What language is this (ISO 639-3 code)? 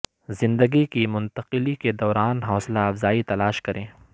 urd